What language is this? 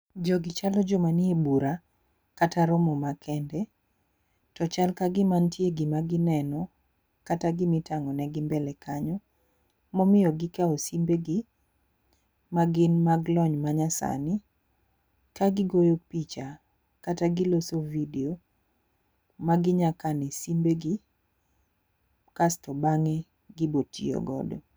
Luo (Kenya and Tanzania)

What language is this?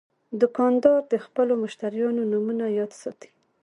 Pashto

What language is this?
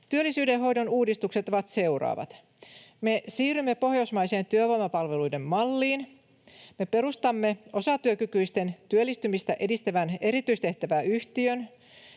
Finnish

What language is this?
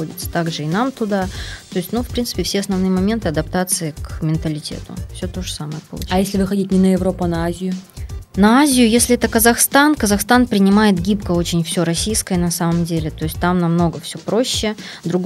Russian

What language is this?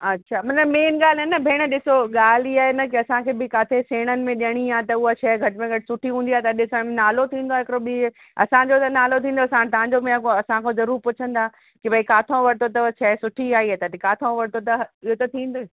Sindhi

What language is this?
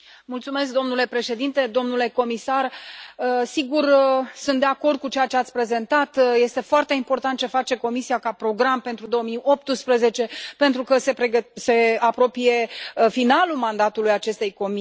Romanian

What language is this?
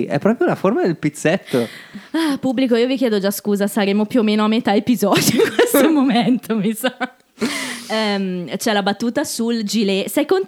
Italian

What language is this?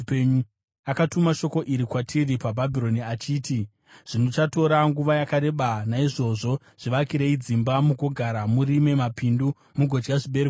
Shona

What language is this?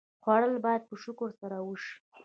Pashto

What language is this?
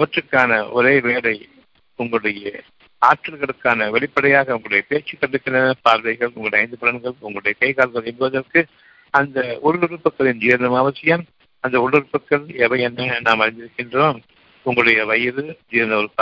Tamil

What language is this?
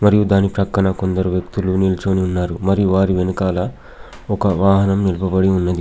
Telugu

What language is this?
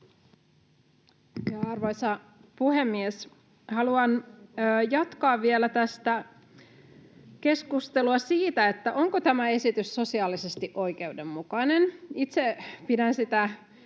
Finnish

